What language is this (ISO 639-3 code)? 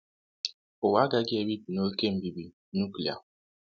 ibo